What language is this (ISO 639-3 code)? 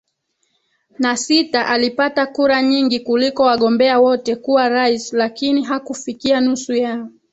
swa